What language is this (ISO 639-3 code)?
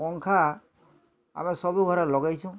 ori